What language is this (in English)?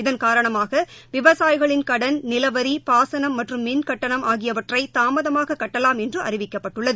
Tamil